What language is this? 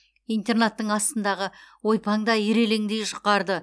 Kazakh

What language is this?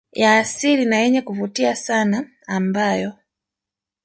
Swahili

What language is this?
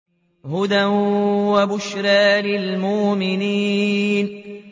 Arabic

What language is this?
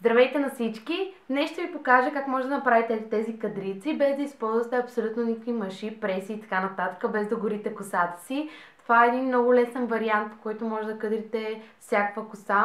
Bulgarian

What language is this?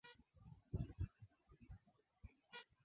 Swahili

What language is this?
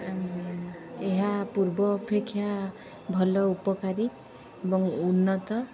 Odia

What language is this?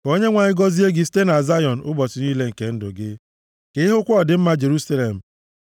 Igbo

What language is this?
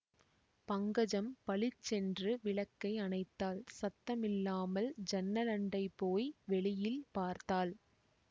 Tamil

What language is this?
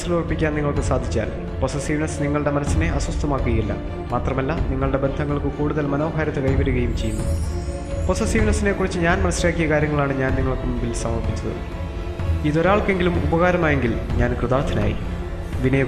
Malayalam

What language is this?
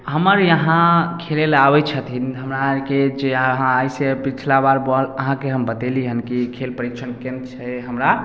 Maithili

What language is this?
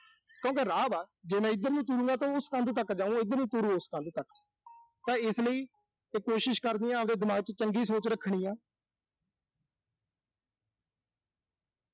Punjabi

